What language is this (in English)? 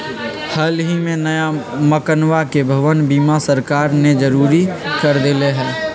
Magahi